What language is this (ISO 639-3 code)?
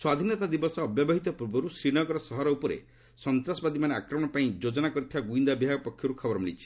ori